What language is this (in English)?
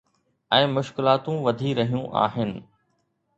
Sindhi